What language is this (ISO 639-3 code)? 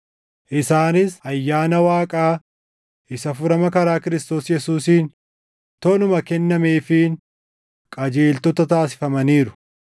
orm